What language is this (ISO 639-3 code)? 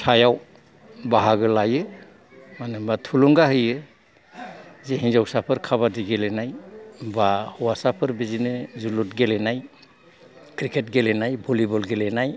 brx